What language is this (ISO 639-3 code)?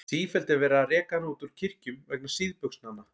isl